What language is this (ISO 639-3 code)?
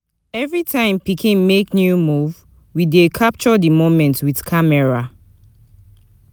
pcm